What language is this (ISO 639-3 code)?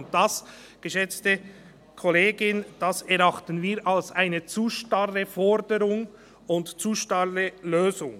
gsw